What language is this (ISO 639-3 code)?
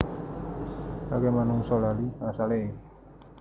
jav